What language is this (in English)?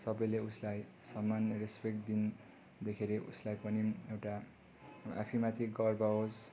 Nepali